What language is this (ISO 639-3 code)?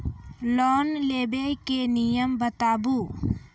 mai